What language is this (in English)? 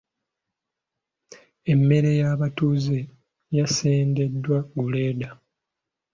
Ganda